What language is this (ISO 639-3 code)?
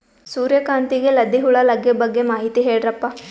kan